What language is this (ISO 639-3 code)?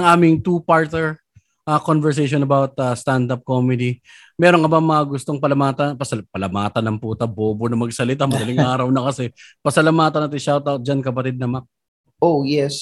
fil